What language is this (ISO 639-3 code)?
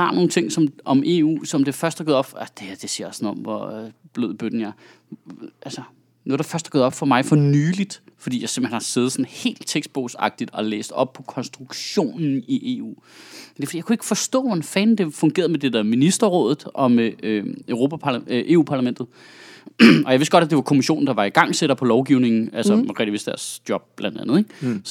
dan